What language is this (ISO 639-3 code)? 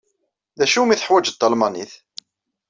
kab